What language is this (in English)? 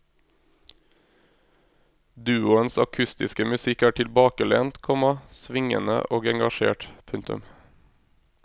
Norwegian